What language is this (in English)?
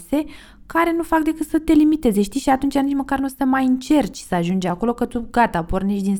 Romanian